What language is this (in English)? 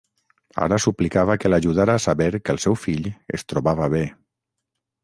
Catalan